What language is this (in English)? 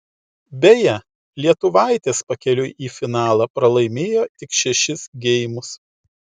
Lithuanian